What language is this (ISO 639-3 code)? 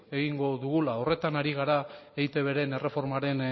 eus